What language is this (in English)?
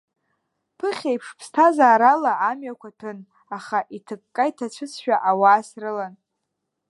Abkhazian